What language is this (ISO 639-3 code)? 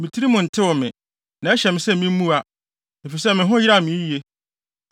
aka